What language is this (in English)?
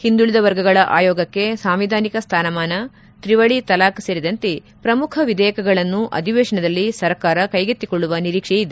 Kannada